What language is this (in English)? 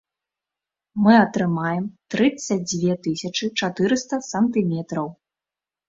Belarusian